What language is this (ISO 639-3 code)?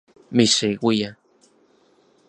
ncx